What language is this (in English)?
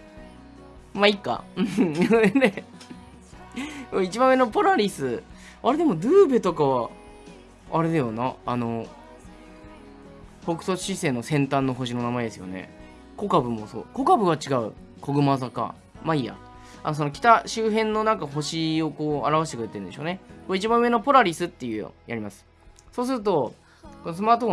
Japanese